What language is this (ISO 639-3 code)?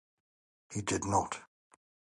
eng